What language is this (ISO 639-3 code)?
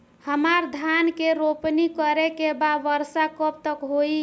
bho